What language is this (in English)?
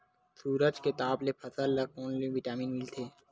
Chhattisgarhi